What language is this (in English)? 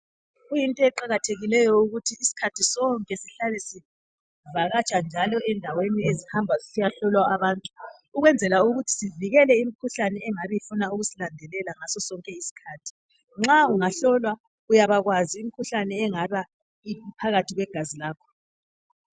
North Ndebele